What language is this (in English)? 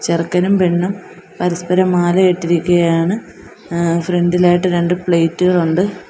Malayalam